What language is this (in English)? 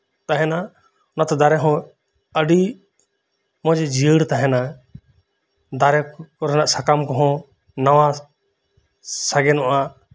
Santali